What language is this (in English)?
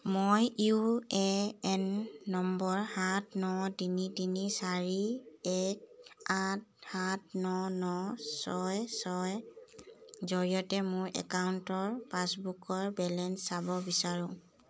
Assamese